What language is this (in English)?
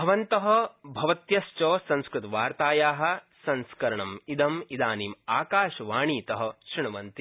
Sanskrit